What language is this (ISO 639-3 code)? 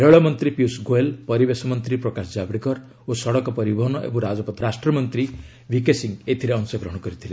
ori